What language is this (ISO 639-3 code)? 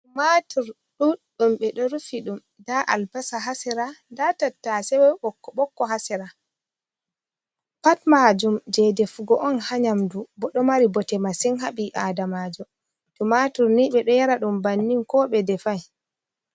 ful